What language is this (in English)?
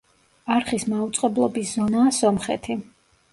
Georgian